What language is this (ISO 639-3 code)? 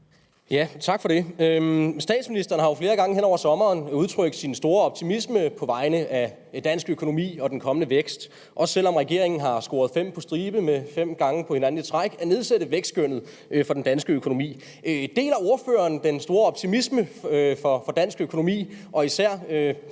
dan